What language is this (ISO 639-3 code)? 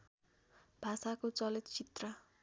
nep